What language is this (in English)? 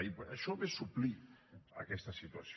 Catalan